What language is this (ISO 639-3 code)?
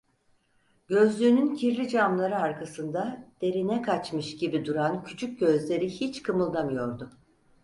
tur